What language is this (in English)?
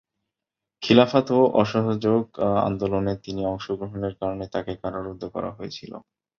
Bangla